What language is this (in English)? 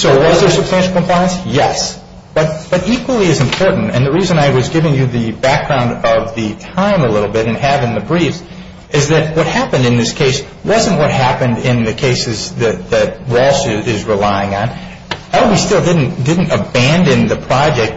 English